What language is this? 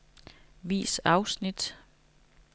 Danish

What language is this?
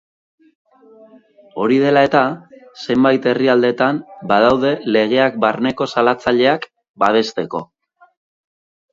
Basque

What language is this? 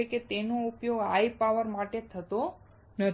Gujarati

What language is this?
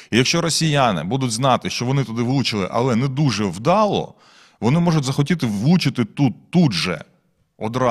Ukrainian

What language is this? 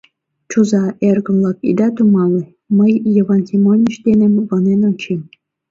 Mari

